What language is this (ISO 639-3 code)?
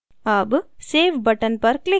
hin